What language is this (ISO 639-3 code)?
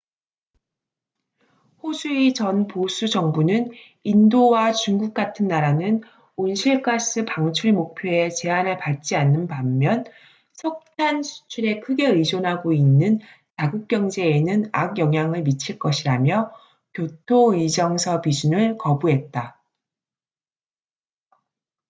kor